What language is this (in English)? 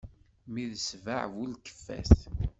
Kabyle